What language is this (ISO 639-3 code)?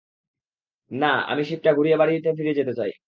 ben